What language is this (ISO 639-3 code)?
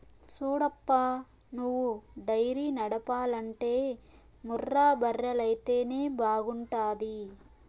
tel